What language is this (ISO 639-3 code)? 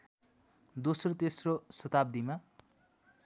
nep